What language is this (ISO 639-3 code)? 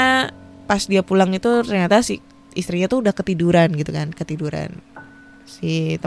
ind